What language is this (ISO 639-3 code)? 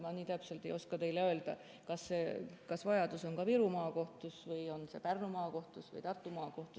est